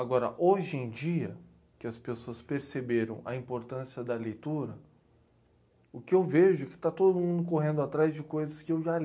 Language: Portuguese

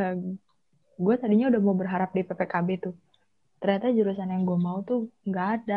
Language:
Indonesian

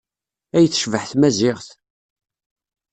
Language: Kabyle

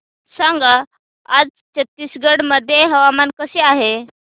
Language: Marathi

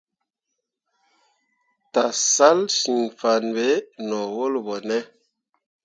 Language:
Mundang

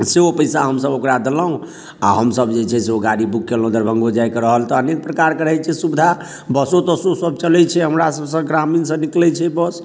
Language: Maithili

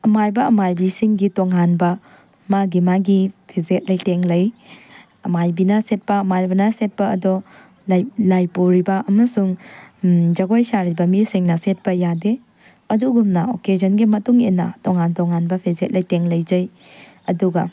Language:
Manipuri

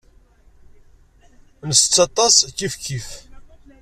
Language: Kabyle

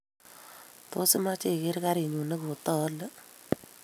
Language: Kalenjin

